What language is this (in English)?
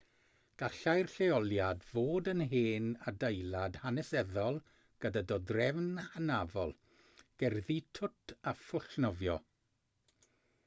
Welsh